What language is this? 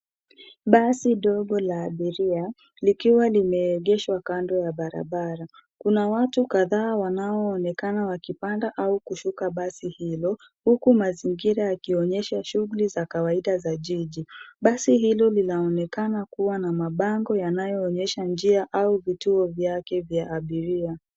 Swahili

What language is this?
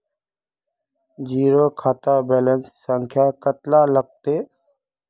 Magahi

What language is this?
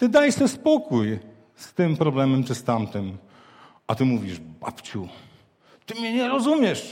Polish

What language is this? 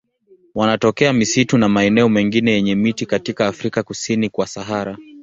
Swahili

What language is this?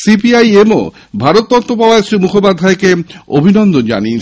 Bangla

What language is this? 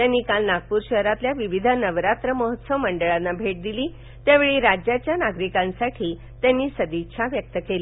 Marathi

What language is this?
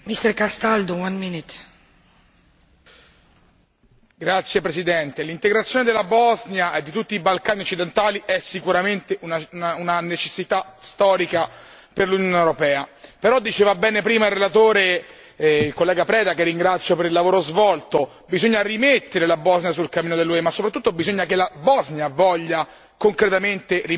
Italian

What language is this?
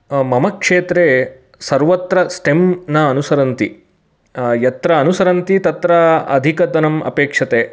Sanskrit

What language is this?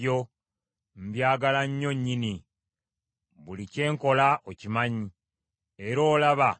Ganda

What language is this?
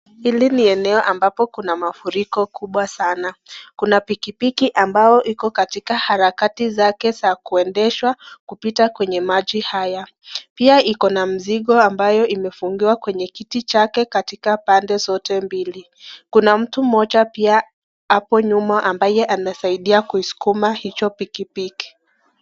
Swahili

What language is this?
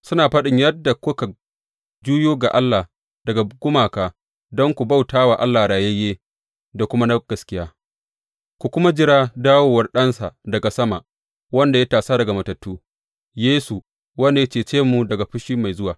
Hausa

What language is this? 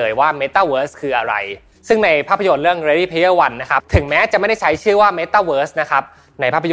Thai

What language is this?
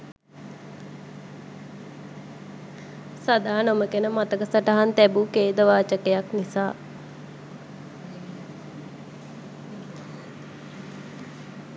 Sinhala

